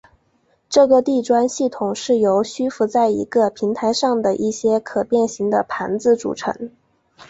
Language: Chinese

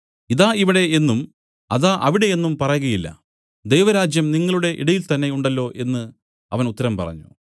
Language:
Malayalam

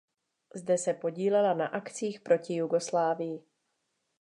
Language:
Czech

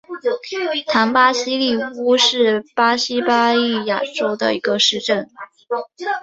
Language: Chinese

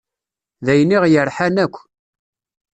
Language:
Kabyle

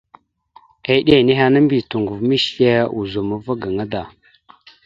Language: Mada (Cameroon)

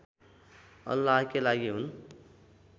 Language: Nepali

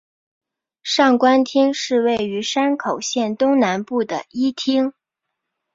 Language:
Chinese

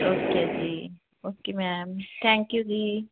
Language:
Punjabi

